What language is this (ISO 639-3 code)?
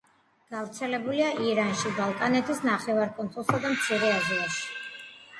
kat